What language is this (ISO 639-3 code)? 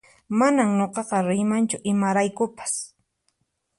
qxp